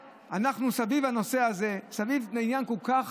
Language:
Hebrew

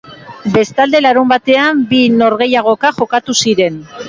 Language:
Basque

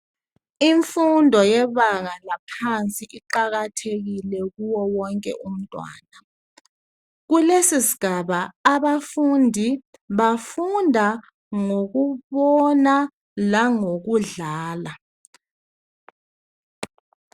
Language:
North Ndebele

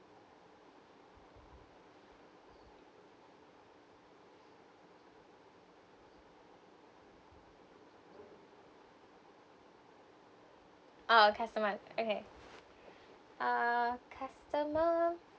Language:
English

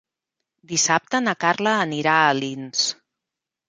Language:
Catalan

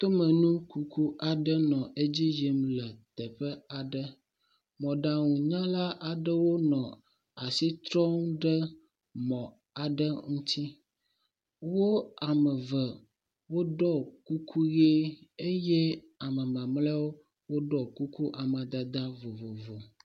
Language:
Ewe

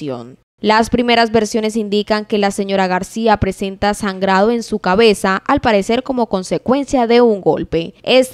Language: Spanish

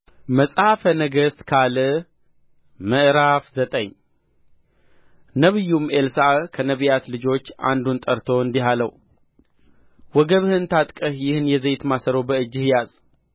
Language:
Amharic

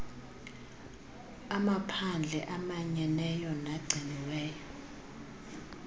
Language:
Xhosa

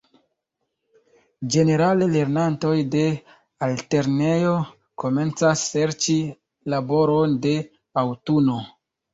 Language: Esperanto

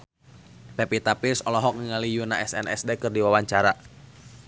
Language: Sundanese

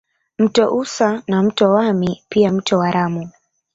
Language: Swahili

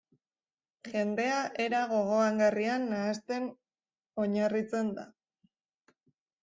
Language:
Basque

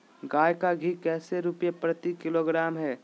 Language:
Magahi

